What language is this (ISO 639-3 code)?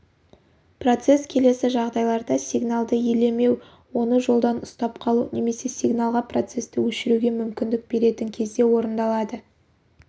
kaz